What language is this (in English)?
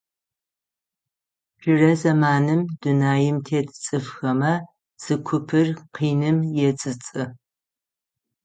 Adyghe